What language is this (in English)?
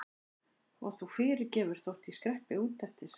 Icelandic